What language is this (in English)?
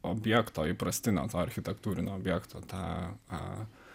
Lithuanian